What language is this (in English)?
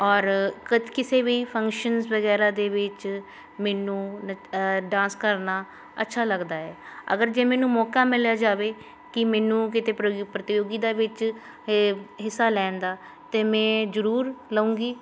Punjabi